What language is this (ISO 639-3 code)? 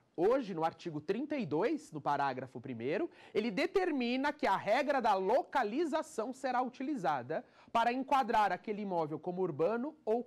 por